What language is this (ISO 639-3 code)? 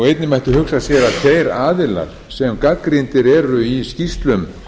isl